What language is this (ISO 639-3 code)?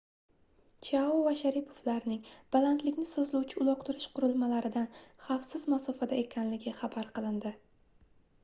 uzb